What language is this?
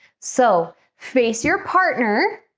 English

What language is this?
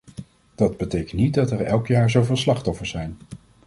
Dutch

